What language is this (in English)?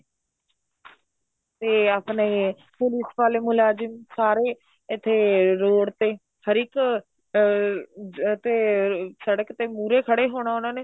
Punjabi